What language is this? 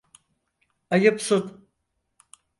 Turkish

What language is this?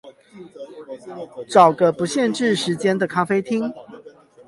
Chinese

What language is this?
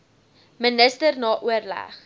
Afrikaans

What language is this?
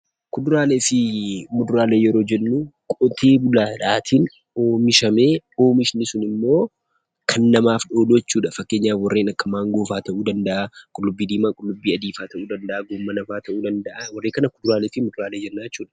Oromo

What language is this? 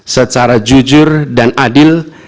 Indonesian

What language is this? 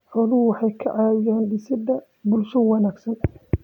Somali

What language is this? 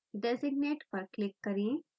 Hindi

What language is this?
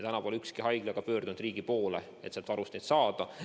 Estonian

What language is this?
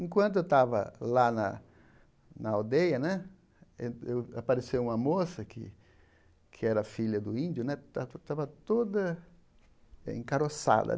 Portuguese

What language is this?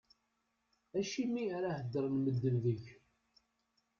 Kabyle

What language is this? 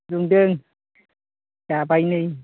Bodo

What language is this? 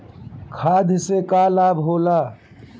Bhojpuri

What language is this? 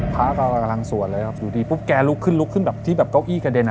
Thai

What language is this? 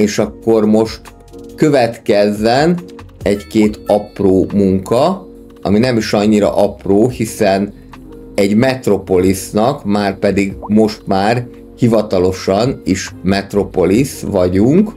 Hungarian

